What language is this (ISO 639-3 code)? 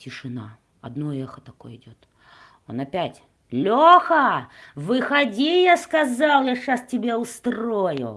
rus